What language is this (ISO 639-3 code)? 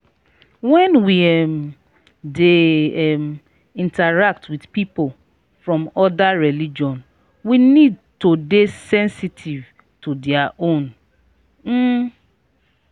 pcm